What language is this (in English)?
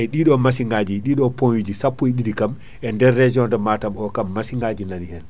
Fula